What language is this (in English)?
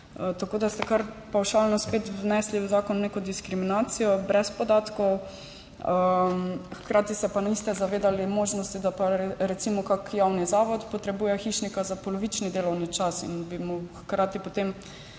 Slovenian